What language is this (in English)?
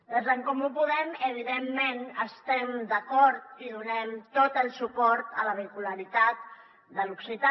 Catalan